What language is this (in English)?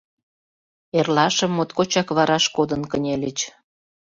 Mari